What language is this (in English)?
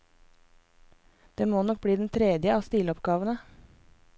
Norwegian